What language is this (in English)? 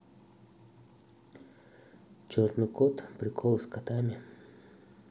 Russian